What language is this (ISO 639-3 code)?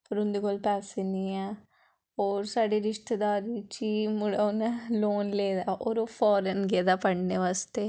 doi